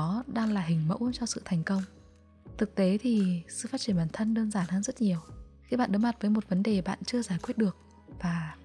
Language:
Vietnamese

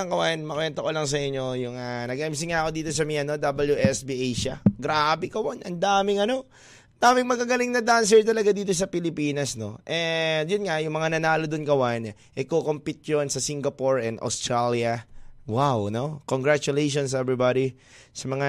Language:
Filipino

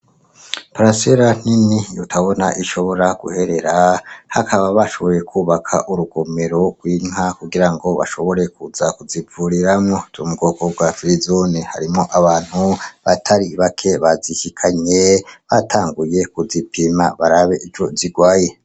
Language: Rundi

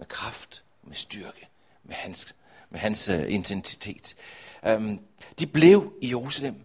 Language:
Danish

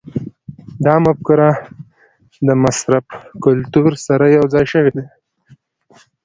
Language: Pashto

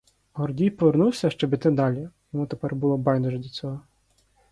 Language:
Ukrainian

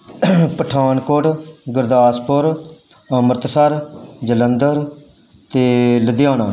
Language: Punjabi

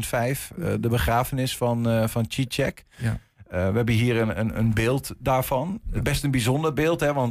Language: Dutch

